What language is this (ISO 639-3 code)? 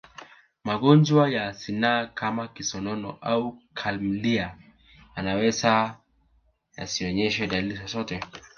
swa